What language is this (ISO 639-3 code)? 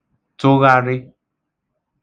ibo